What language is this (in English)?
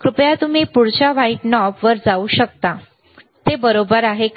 Marathi